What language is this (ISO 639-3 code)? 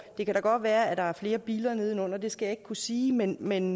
dan